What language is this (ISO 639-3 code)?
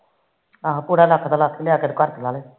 pan